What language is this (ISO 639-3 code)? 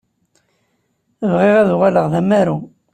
kab